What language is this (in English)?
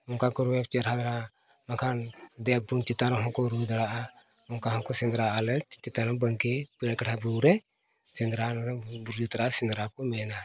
Santali